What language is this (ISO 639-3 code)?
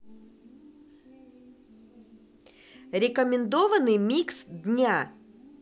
rus